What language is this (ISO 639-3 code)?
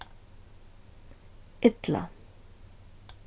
fao